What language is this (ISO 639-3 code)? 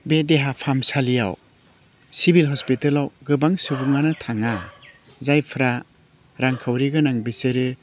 brx